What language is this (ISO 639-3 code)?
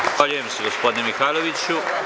srp